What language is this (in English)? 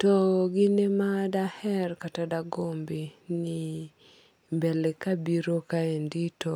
Luo (Kenya and Tanzania)